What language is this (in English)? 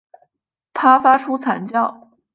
Chinese